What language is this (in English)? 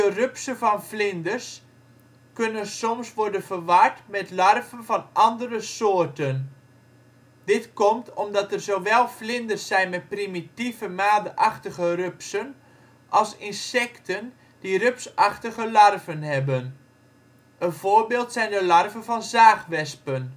Dutch